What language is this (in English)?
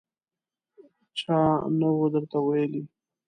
Pashto